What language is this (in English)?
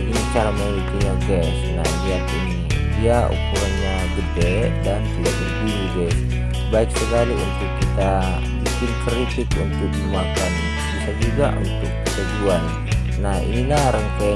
Indonesian